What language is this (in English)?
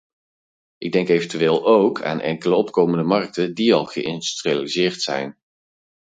Dutch